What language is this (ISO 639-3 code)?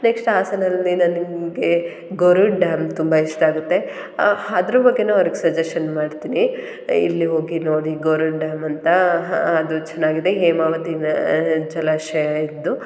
kan